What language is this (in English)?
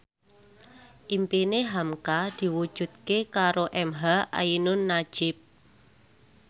Javanese